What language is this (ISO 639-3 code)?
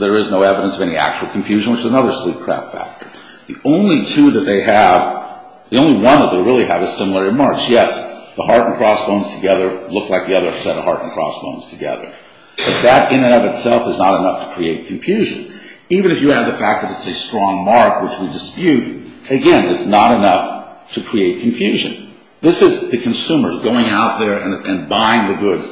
eng